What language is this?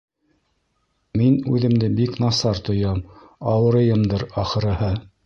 Bashkir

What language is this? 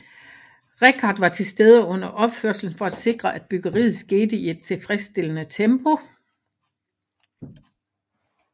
Danish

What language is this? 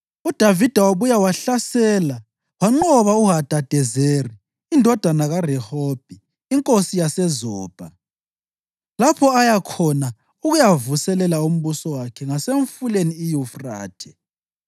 North Ndebele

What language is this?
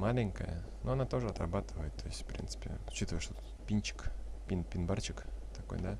Russian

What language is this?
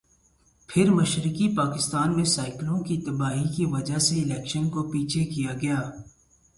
Urdu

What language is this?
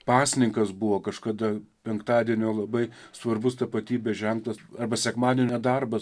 Lithuanian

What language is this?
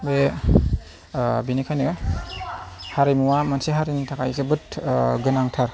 Bodo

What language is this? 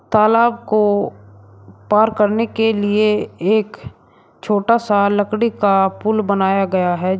Hindi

